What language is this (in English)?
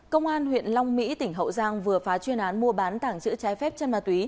Vietnamese